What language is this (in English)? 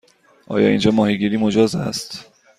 Persian